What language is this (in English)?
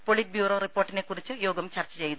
Malayalam